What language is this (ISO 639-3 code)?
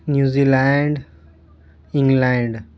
urd